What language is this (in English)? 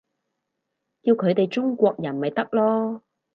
Cantonese